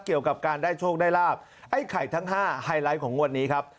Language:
Thai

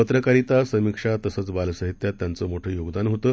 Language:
Marathi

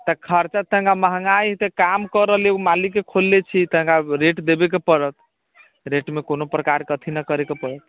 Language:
Maithili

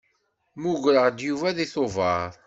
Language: Kabyle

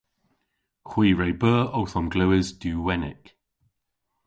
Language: Cornish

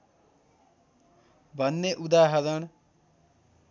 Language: Nepali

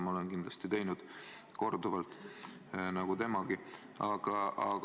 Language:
Estonian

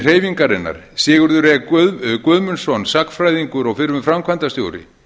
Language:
Icelandic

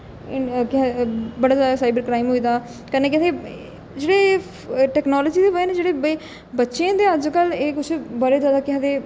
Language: Dogri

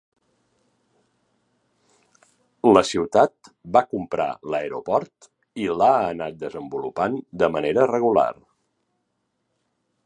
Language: Catalan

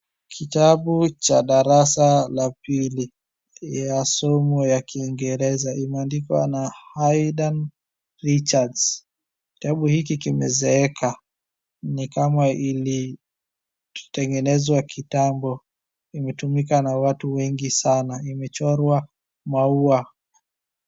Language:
Swahili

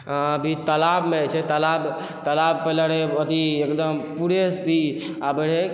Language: Maithili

